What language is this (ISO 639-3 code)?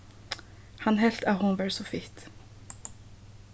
fao